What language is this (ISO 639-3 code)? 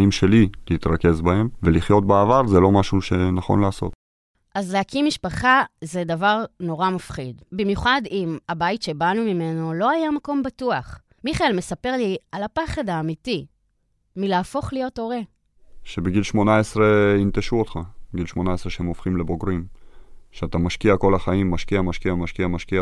heb